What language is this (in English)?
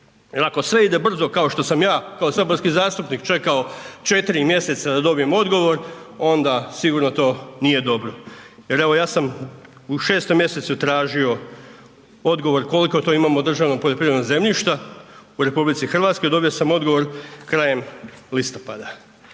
Croatian